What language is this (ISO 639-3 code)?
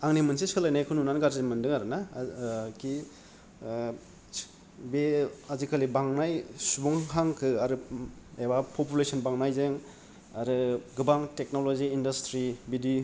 brx